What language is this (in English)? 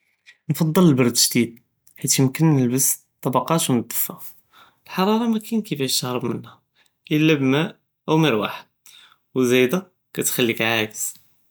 Judeo-Arabic